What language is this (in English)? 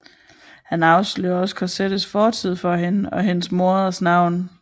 Danish